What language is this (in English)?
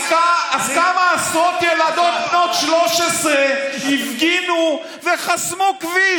Hebrew